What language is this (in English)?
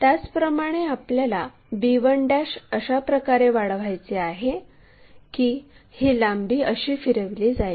Marathi